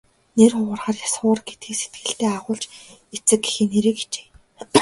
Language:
Mongolian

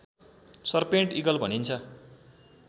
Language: Nepali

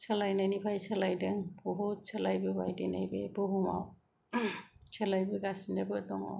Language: Bodo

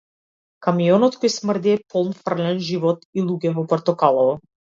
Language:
Macedonian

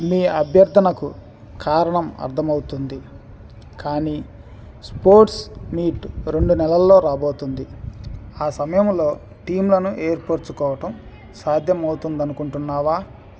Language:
Telugu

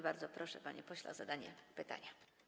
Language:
Polish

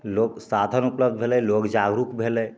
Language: Maithili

